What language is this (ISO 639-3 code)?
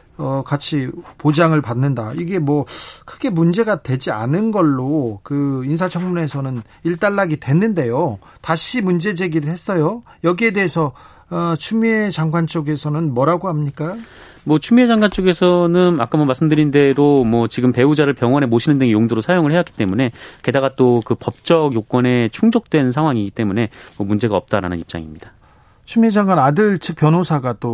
kor